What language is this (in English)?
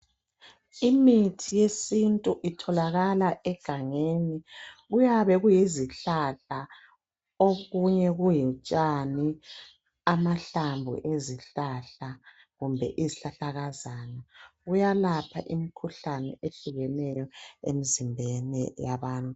North Ndebele